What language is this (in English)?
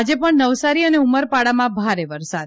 Gujarati